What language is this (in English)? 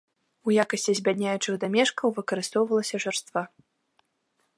Belarusian